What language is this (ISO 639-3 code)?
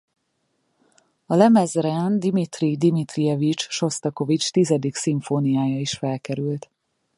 hun